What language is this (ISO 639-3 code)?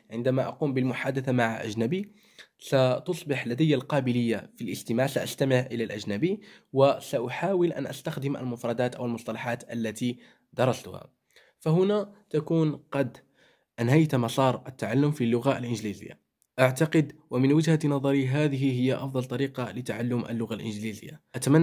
ara